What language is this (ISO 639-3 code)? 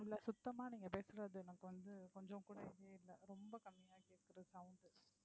tam